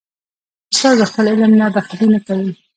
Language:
Pashto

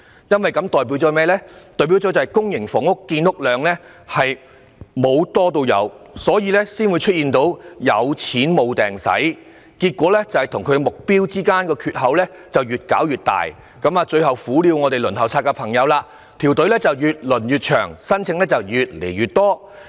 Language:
Cantonese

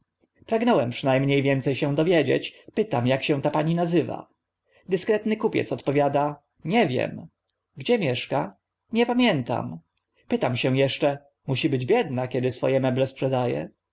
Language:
Polish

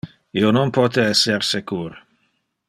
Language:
Interlingua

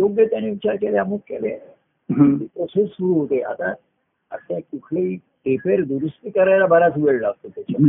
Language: Marathi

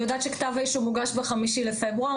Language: Hebrew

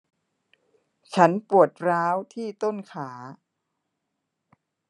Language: Thai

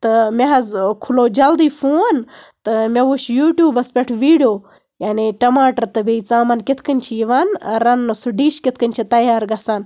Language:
Kashmiri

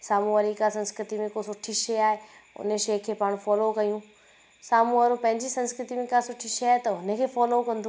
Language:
Sindhi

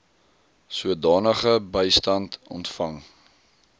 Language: Afrikaans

